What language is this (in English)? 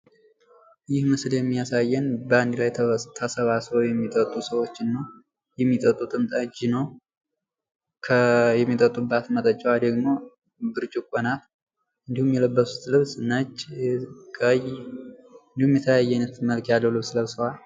Amharic